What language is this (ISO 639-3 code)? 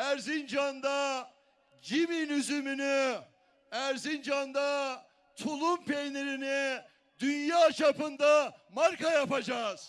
tur